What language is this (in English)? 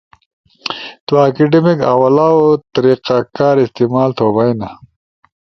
Ushojo